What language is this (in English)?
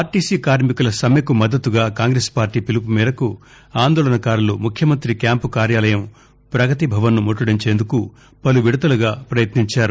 Telugu